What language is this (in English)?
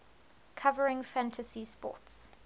English